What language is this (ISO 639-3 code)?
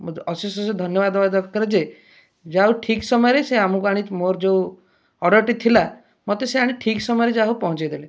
ori